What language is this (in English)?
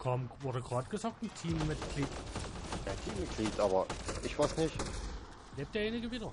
German